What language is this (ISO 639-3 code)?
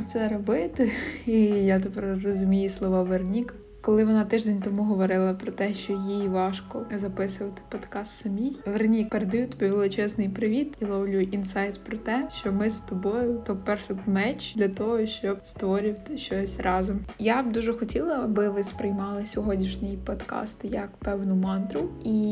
ukr